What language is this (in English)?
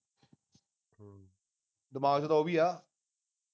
Punjabi